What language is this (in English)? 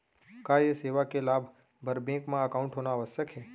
Chhattisgarhi